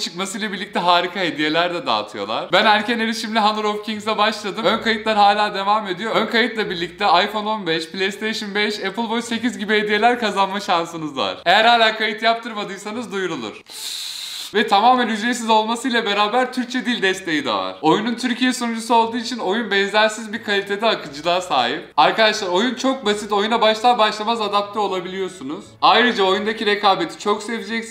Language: Turkish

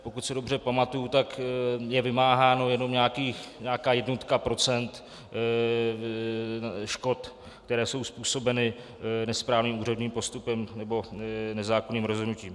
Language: Czech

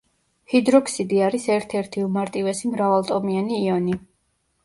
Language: Georgian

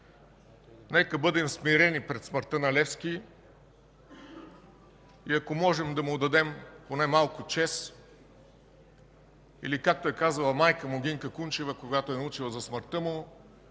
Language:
Bulgarian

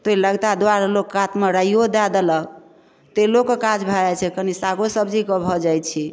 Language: Maithili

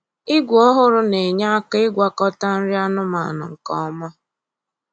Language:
Igbo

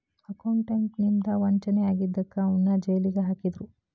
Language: Kannada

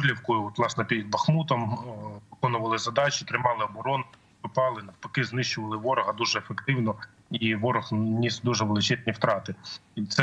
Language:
Ukrainian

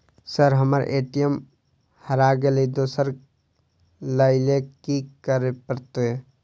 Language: Maithili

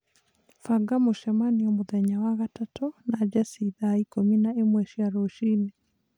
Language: Kikuyu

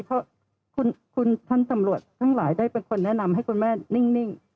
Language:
Thai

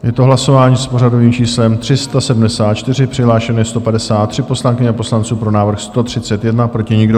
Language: Czech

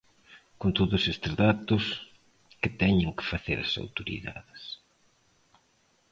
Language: Galician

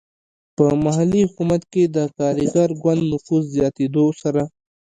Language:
Pashto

